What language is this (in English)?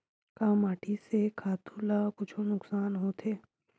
Chhattisgarhi